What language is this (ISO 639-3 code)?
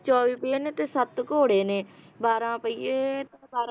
pan